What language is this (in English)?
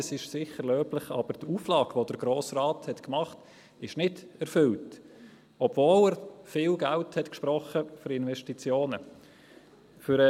Swiss German